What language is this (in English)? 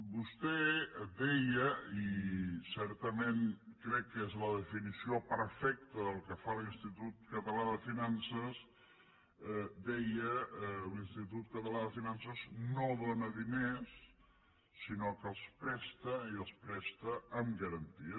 Catalan